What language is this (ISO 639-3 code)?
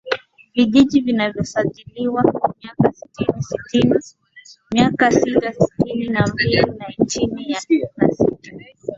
swa